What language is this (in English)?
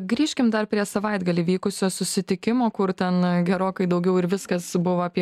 Lithuanian